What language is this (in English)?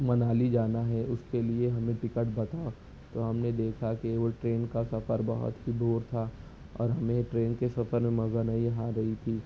Urdu